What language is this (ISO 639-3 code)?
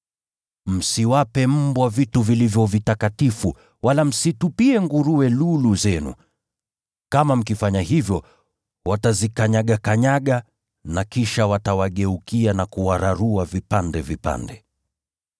swa